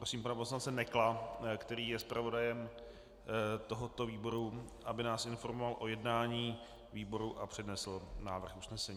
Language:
Czech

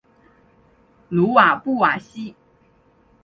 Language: Chinese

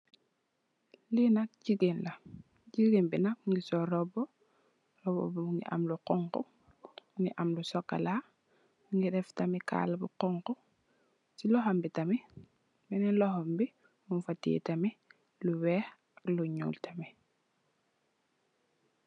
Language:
Wolof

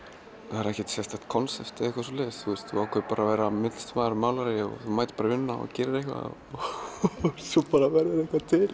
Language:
Icelandic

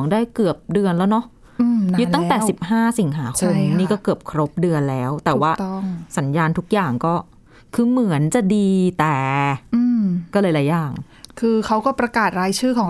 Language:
Thai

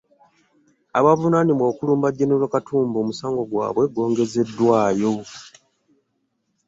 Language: Ganda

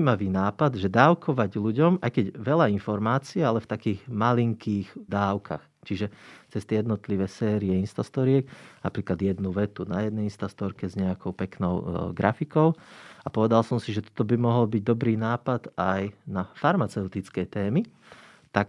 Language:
Slovak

